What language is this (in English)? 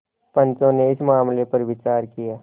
Hindi